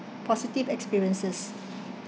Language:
English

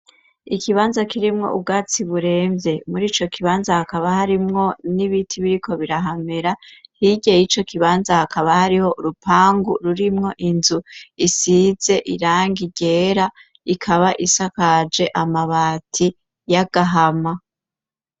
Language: Rundi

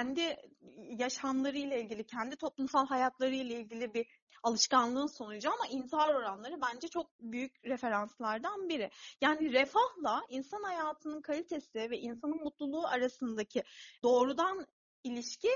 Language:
Turkish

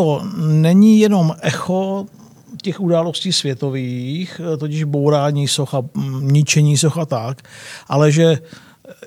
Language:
Czech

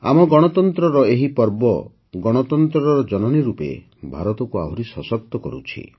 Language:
Odia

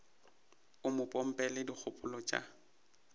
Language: Northern Sotho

